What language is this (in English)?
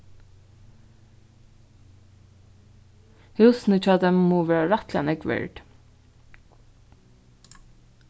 Faroese